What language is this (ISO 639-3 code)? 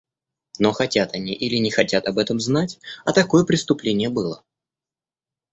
rus